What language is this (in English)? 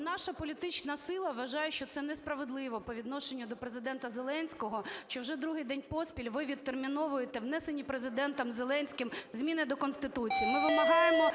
Ukrainian